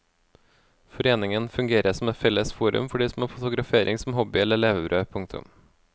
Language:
Norwegian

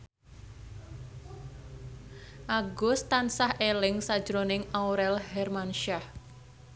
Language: Javanese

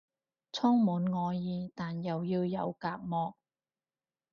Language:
Cantonese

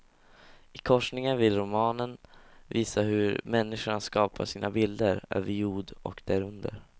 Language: Swedish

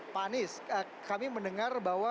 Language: Indonesian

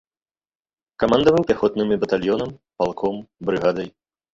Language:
Belarusian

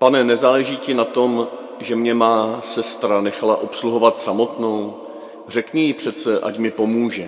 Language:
Czech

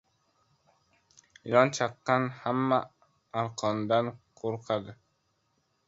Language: Uzbek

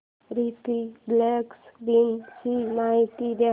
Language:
Marathi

